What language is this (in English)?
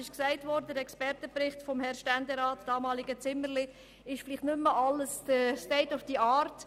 Swiss German